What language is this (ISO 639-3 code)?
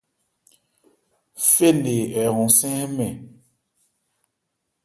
ebr